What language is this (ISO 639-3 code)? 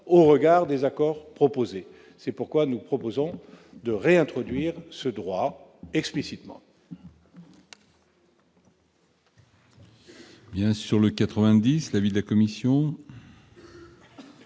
fra